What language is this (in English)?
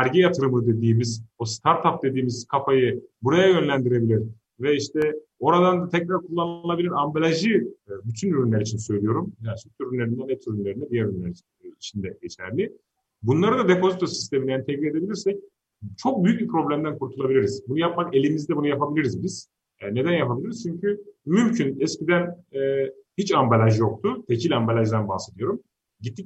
Turkish